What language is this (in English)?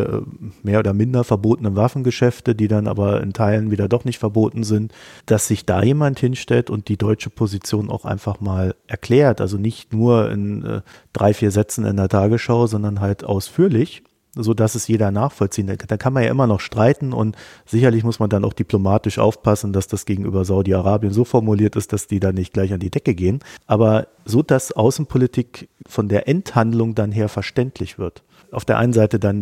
German